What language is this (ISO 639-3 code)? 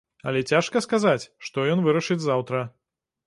bel